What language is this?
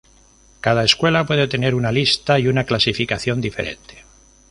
Spanish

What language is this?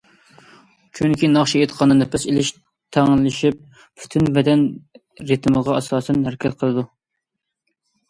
Uyghur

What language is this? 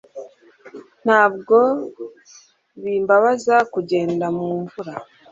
Kinyarwanda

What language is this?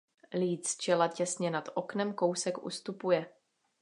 Czech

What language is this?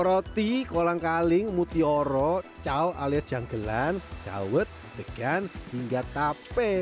Indonesian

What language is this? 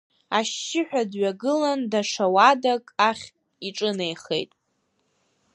Abkhazian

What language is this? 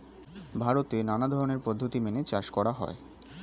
Bangla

